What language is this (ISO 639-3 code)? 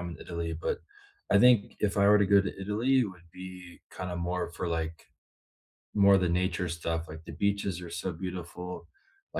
eng